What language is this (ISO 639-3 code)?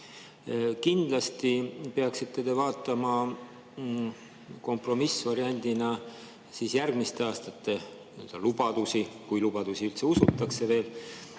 est